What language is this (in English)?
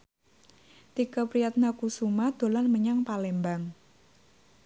Javanese